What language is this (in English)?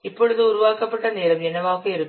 Tamil